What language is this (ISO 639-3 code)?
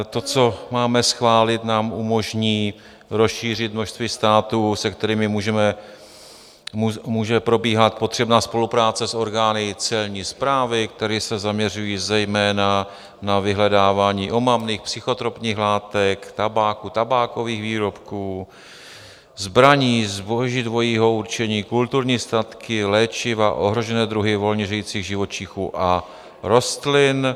ces